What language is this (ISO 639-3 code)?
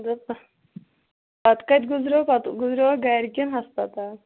kas